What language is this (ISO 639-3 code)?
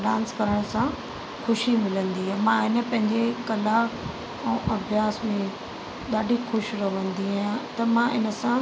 snd